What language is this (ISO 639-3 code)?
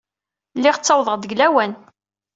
kab